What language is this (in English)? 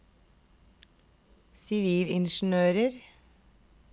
Norwegian